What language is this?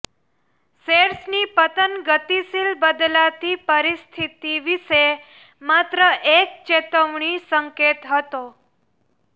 Gujarati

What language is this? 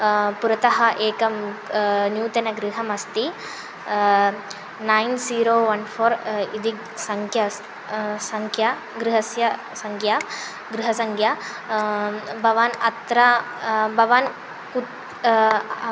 Sanskrit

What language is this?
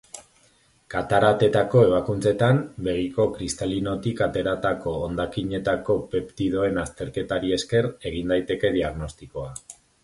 Basque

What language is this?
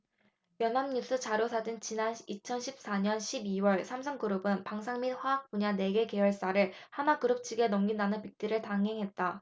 Korean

